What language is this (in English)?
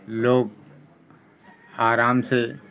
Urdu